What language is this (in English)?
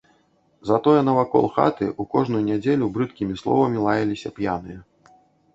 Belarusian